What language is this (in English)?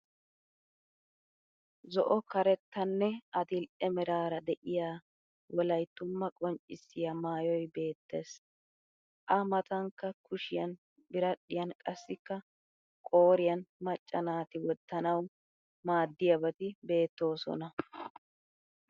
Wolaytta